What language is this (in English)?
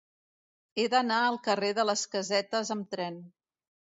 Catalan